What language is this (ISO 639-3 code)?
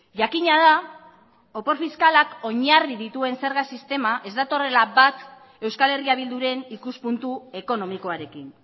eus